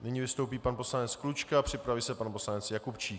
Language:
Czech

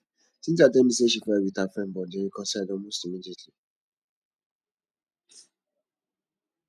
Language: Nigerian Pidgin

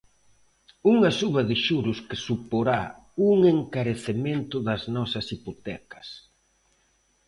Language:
Galician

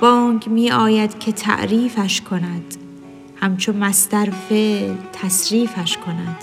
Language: Persian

